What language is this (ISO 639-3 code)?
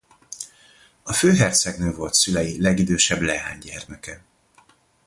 hun